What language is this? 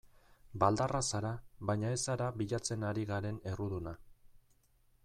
Basque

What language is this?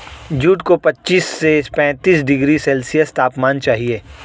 Hindi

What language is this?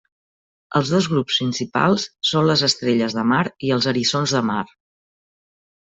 Catalan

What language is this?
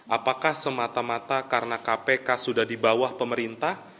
Indonesian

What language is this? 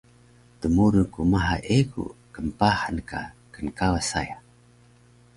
Taroko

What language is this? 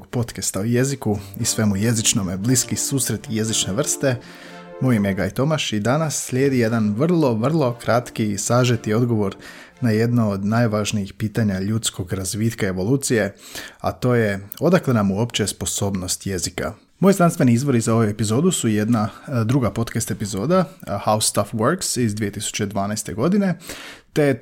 Croatian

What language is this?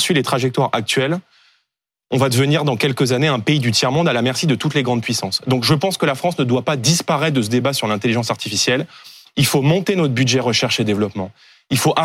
French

